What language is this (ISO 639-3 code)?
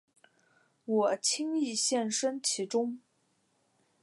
zho